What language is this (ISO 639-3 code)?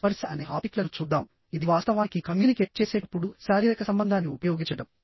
tel